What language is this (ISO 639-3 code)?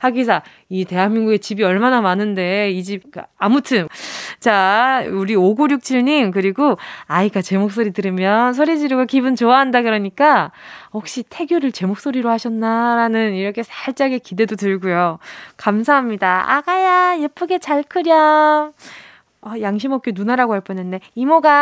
kor